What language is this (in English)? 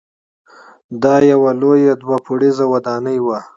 Pashto